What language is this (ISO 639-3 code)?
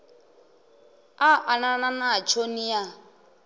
ven